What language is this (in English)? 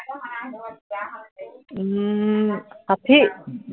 Assamese